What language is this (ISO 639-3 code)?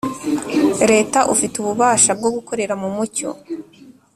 kin